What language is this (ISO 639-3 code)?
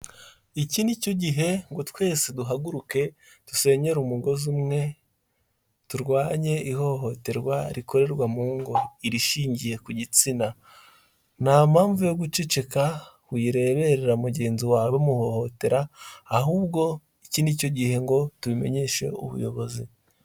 kin